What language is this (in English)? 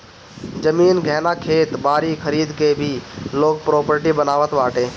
Bhojpuri